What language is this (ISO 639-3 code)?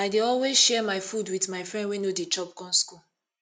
pcm